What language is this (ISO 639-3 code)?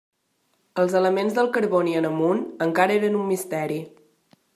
cat